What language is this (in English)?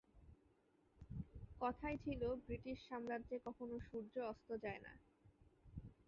Bangla